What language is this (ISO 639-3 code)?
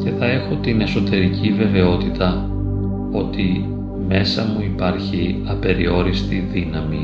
ell